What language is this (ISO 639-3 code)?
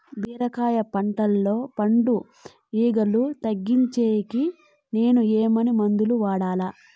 tel